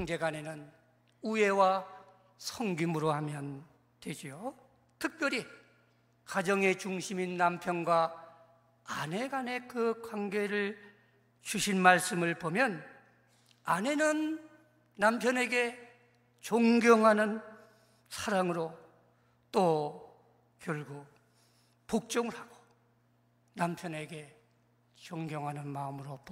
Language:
Korean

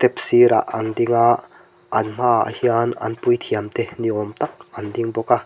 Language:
Mizo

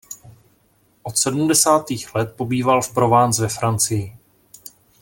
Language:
Czech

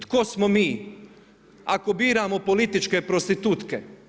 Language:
Croatian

